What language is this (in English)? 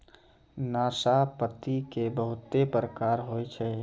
Maithili